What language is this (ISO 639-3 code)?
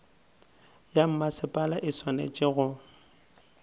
nso